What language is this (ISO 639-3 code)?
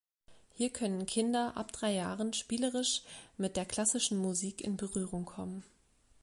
deu